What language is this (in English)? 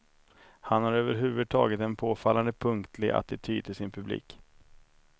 Swedish